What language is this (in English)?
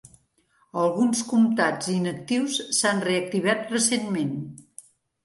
Catalan